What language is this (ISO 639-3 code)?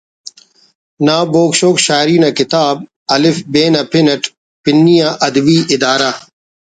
brh